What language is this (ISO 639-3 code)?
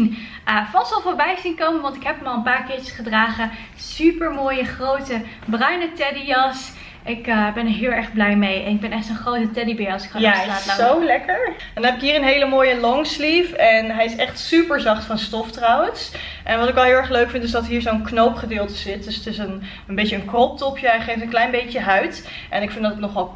nld